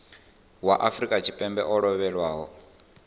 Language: Venda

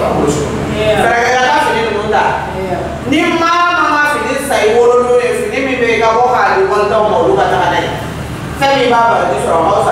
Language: Indonesian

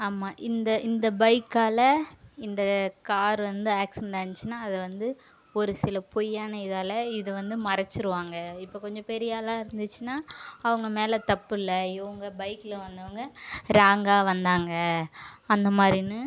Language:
Tamil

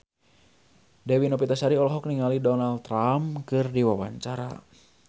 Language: Sundanese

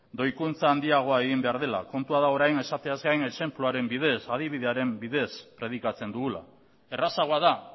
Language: Basque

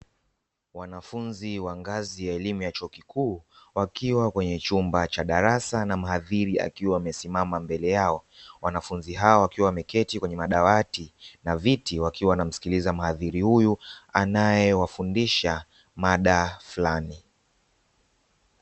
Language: Swahili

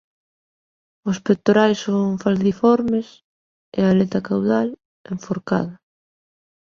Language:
Galician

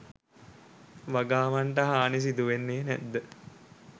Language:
Sinhala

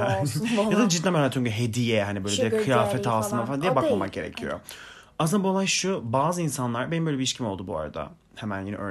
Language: Turkish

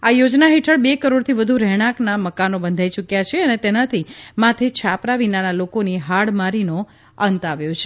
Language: Gujarati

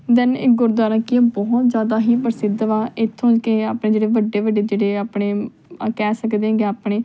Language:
Punjabi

